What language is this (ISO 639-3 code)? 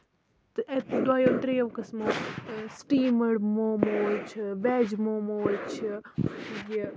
kas